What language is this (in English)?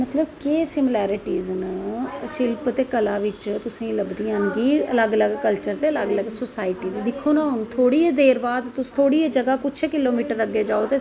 Dogri